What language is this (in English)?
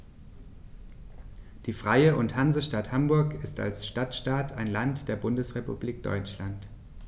German